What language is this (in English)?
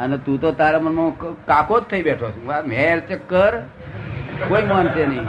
Gujarati